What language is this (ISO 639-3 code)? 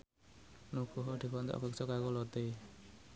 jav